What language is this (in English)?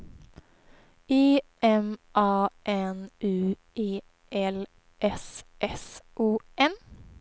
Swedish